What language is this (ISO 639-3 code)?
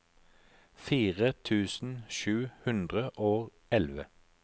nor